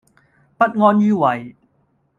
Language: Cantonese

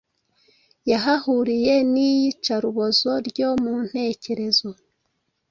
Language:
Kinyarwanda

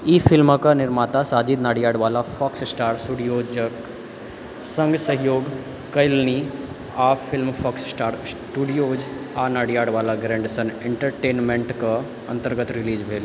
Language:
Maithili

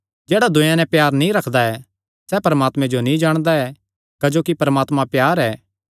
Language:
Kangri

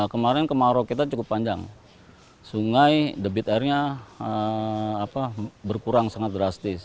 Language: Indonesian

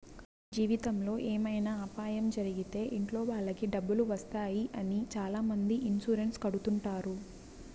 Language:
Telugu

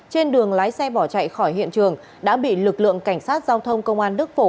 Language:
Vietnamese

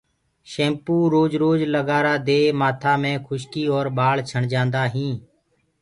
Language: Gurgula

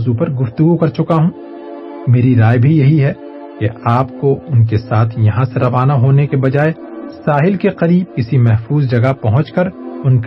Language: Urdu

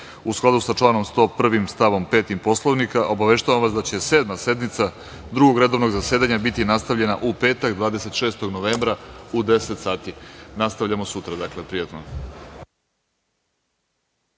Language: Serbian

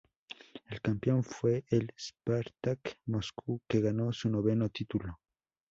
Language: Spanish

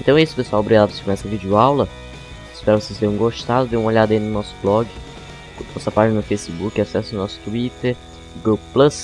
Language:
Portuguese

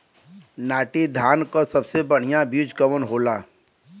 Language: Bhojpuri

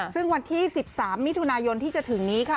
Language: Thai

